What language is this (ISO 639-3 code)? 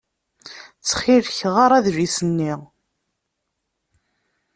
kab